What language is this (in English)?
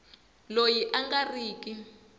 Tsonga